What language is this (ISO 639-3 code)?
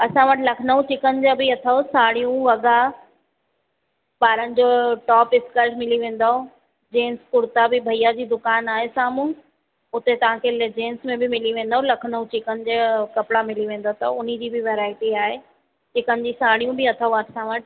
snd